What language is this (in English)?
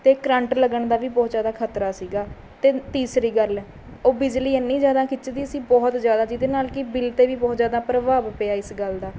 Punjabi